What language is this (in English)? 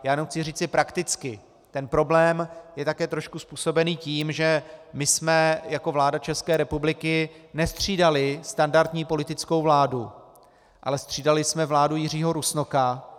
Czech